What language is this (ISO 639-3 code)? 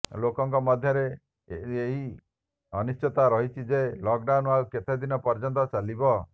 ori